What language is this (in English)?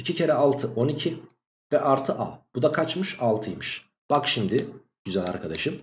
Turkish